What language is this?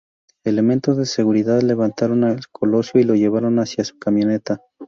Spanish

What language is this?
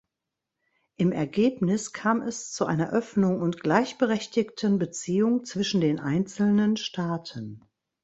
German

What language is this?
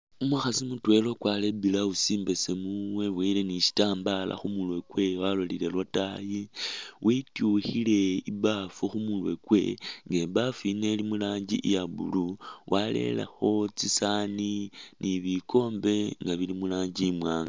Masaaba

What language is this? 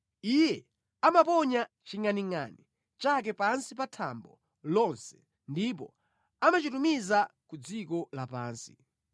Nyanja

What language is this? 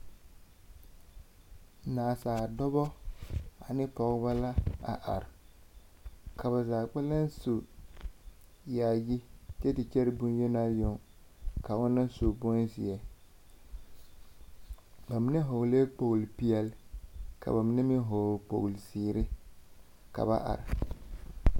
Southern Dagaare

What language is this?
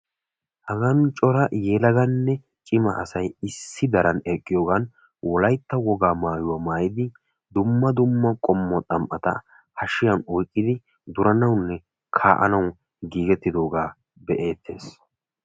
Wolaytta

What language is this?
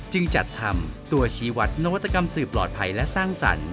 Thai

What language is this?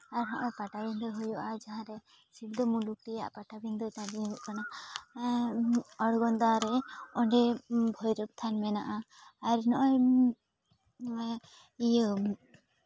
Santali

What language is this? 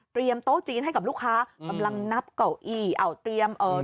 Thai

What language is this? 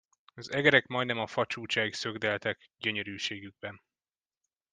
Hungarian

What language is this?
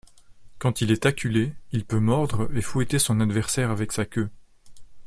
French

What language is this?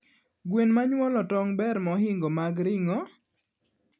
Luo (Kenya and Tanzania)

